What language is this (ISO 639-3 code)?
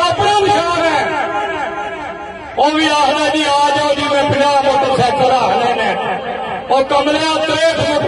ara